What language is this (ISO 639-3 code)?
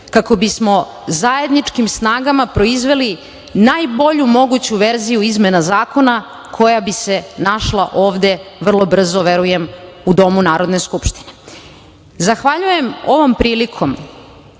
srp